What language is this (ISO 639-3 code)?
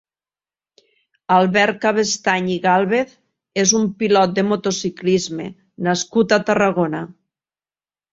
cat